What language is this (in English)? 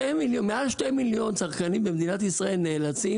Hebrew